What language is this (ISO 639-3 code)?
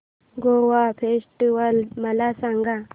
mar